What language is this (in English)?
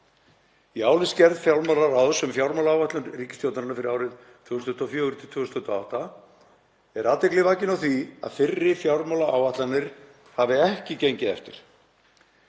Icelandic